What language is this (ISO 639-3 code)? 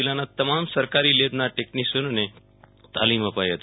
guj